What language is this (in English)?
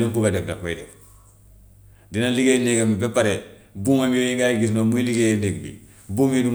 Gambian Wolof